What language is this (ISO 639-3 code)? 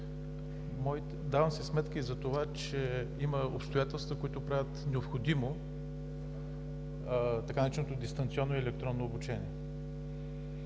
bul